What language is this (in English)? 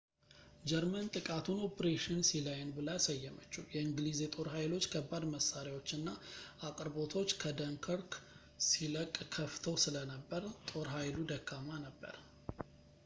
Amharic